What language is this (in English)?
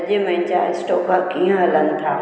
Sindhi